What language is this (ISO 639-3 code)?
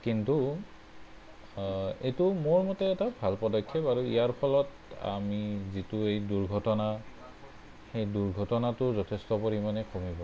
asm